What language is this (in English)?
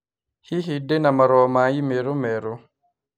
Kikuyu